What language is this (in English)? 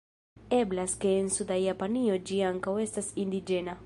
Esperanto